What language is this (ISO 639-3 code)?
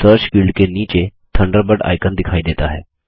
hin